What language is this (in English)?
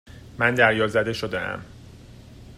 Persian